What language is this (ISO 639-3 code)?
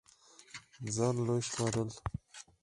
pus